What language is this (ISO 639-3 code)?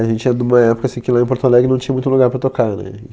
por